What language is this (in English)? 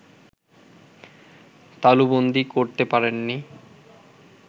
Bangla